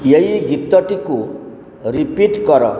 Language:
Odia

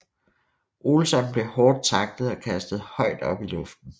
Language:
Danish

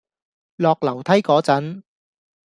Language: Cantonese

